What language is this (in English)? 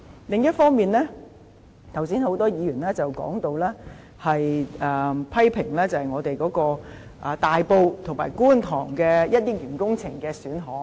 Cantonese